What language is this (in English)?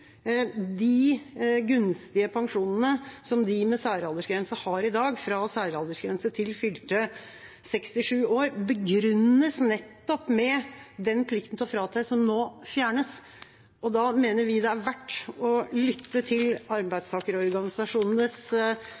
Norwegian Bokmål